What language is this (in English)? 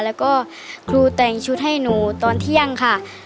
Thai